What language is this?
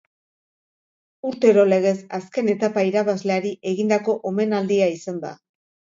Basque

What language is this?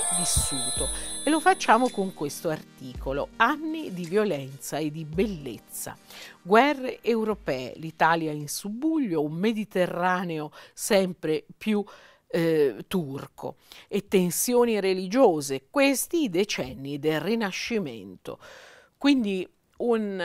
Italian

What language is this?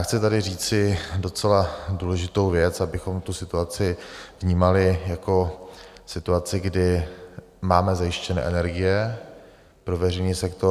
Czech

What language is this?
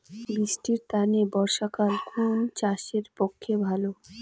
Bangla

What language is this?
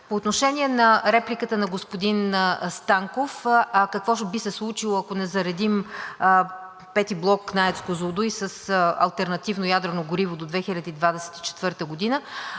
Bulgarian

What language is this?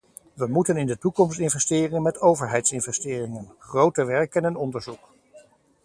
Dutch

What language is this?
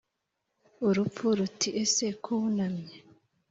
Kinyarwanda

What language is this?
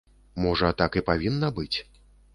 Belarusian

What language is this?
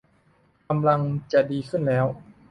Thai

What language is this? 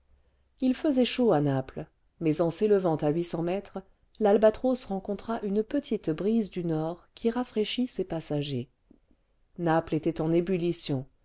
French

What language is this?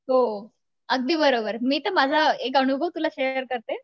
Marathi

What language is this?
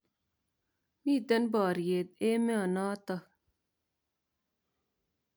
Kalenjin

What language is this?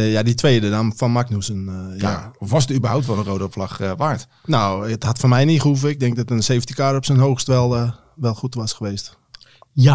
Dutch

